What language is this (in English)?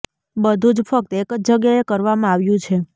Gujarati